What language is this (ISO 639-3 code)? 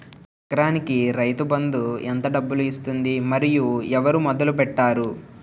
tel